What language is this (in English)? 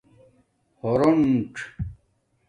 Domaaki